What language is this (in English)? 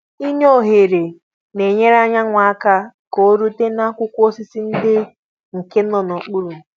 Igbo